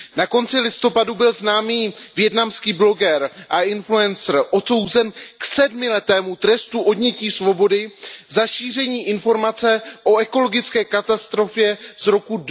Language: Czech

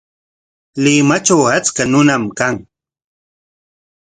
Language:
Corongo Ancash Quechua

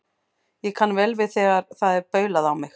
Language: Icelandic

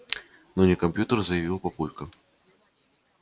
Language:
Russian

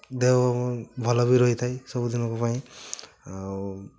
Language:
Odia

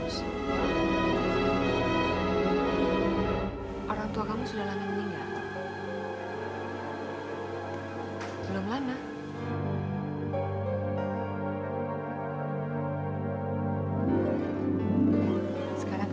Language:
Indonesian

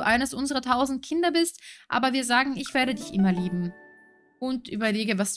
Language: German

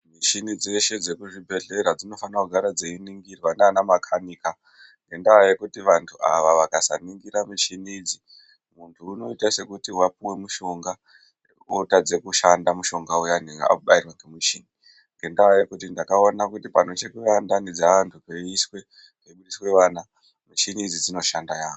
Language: Ndau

